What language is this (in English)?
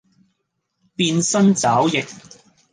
Cantonese